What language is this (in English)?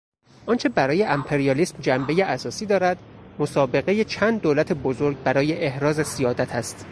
Persian